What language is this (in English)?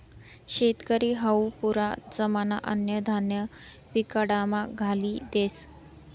Marathi